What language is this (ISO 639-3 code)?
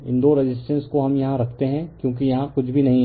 hin